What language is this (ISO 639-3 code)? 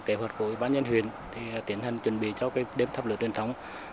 vie